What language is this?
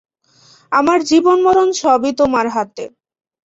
Bangla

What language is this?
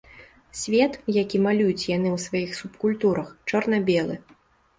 Belarusian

